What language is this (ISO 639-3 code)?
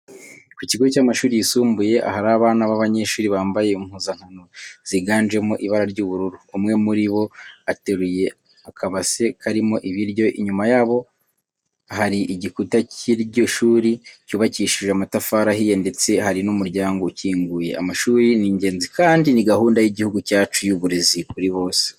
kin